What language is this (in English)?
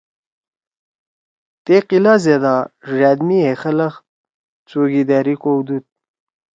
Torwali